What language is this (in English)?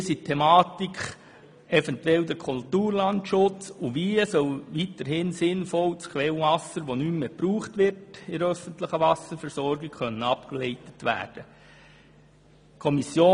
Swiss German